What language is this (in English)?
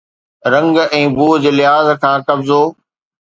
Sindhi